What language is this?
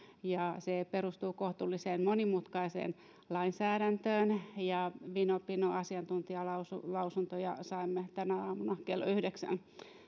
Finnish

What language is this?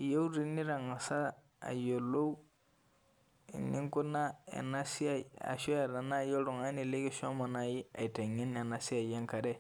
Masai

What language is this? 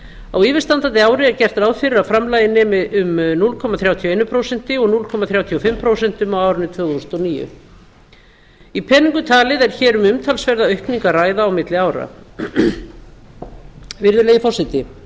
Icelandic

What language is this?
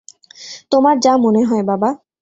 Bangla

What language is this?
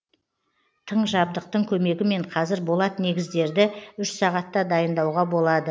Kazakh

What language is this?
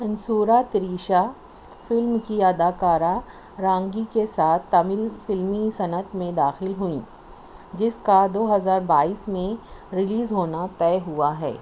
Urdu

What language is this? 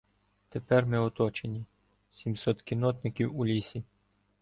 Ukrainian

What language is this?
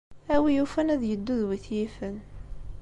Kabyle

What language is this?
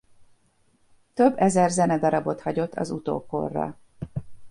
Hungarian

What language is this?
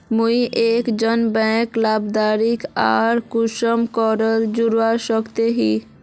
Magahi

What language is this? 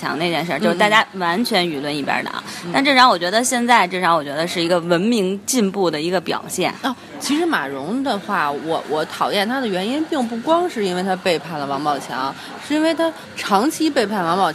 Chinese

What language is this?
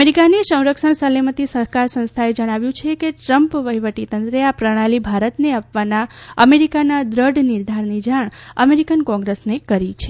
Gujarati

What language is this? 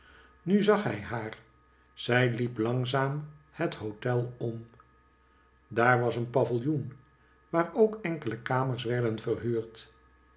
Dutch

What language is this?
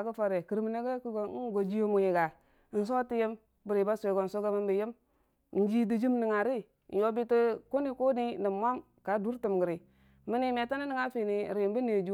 Dijim-Bwilim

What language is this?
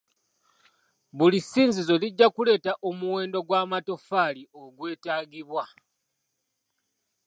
Ganda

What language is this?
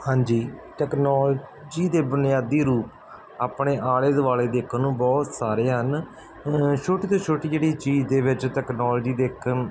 Punjabi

